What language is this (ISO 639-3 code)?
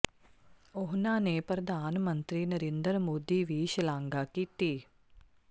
pan